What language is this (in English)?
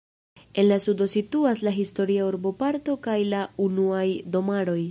Esperanto